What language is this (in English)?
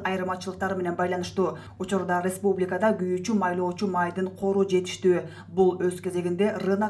Turkish